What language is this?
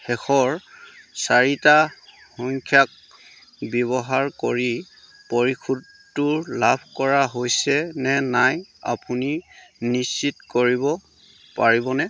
Assamese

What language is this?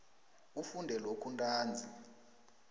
South Ndebele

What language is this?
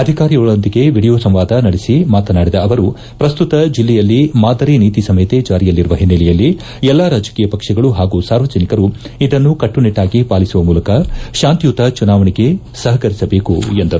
Kannada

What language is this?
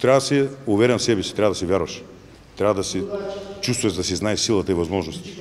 Bulgarian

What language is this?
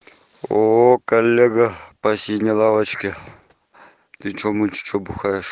Russian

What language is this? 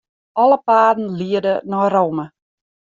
Western Frisian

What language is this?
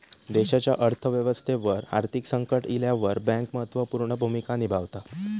Marathi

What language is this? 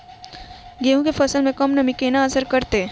Maithili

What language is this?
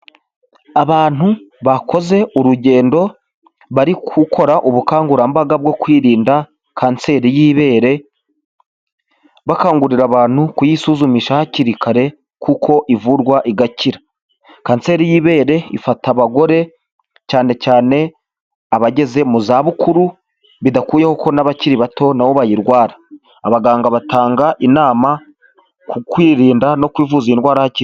Kinyarwanda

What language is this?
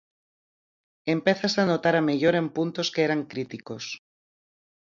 Galician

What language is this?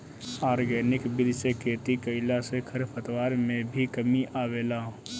Bhojpuri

